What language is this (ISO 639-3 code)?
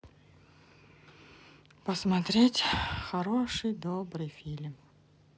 rus